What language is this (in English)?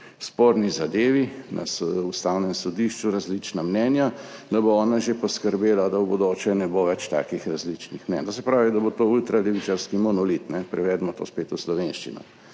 Slovenian